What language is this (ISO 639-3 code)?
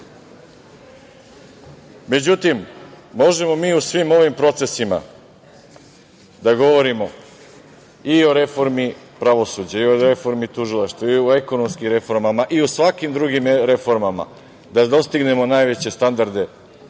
srp